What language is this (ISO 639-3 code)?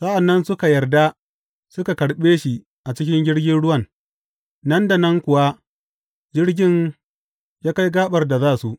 hau